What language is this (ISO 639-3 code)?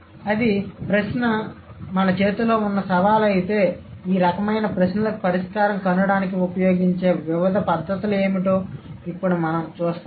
tel